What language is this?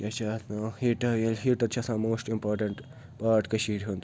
Kashmiri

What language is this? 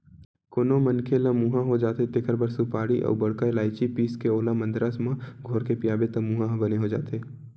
Chhattisgarhi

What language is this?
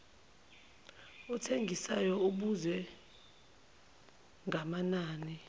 Zulu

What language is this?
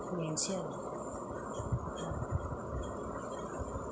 Bodo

